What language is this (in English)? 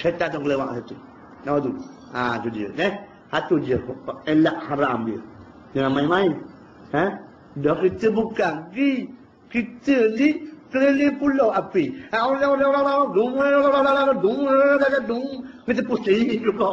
Malay